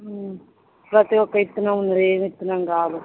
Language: Telugu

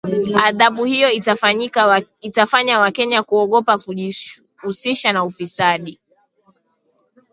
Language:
Swahili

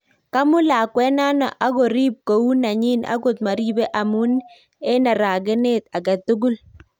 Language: Kalenjin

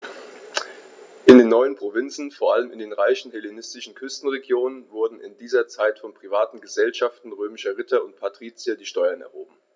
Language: German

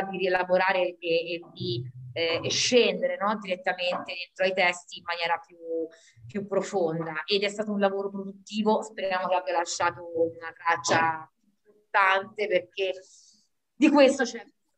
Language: Italian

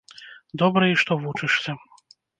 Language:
Belarusian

